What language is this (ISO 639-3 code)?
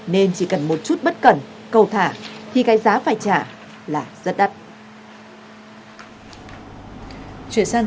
vie